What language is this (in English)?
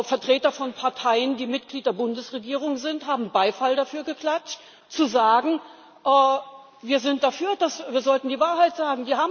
German